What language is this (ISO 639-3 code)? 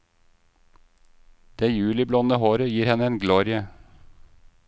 nor